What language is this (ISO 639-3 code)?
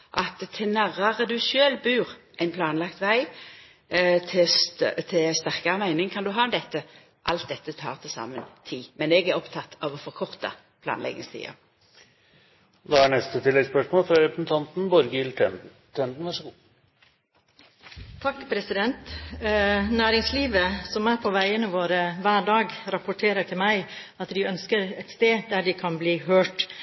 nor